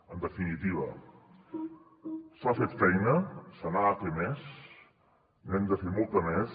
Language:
Catalan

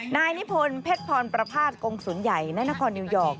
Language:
Thai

